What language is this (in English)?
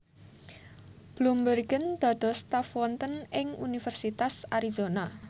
Javanese